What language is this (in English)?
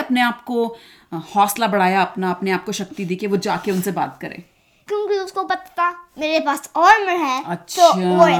Hindi